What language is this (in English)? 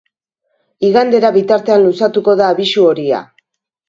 Basque